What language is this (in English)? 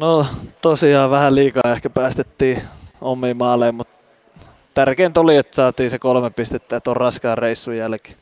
Finnish